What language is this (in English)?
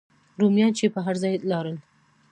Pashto